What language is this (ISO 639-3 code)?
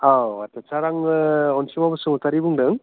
brx